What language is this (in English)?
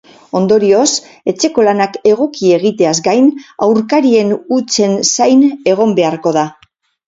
Basque